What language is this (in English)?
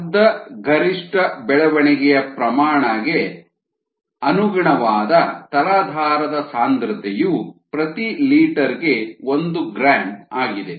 Kannada